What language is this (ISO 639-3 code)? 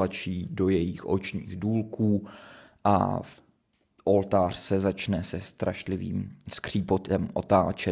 ces